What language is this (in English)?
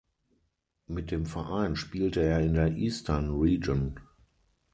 German